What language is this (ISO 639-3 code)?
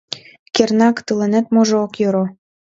chm